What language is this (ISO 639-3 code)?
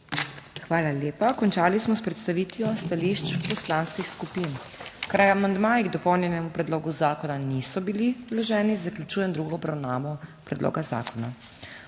slv